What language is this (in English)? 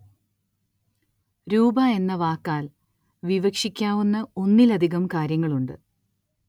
Malayalam